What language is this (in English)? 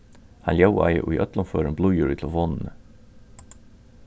Faroese